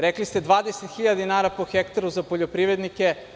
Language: Serbian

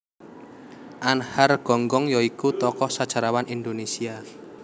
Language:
Javanese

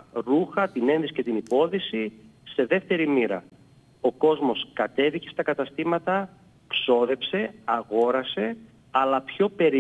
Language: Greek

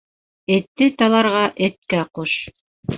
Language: Bashkir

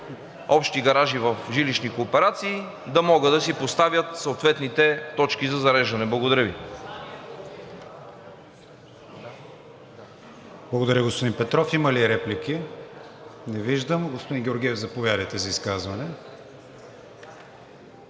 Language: Bulgarian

